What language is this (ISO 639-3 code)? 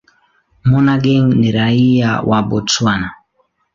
swa